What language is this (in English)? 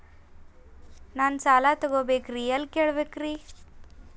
Kannada